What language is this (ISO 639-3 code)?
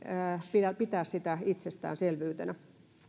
fin